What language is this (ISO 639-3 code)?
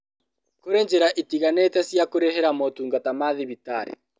kik